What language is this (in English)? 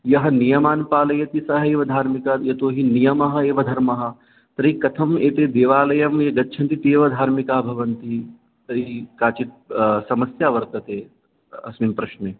Sanskrit